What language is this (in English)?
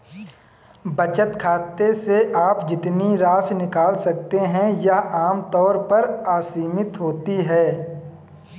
Hindi